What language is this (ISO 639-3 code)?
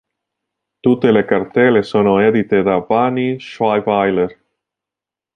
ita